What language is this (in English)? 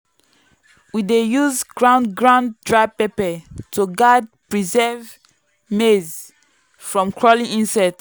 Nigerian Pidgin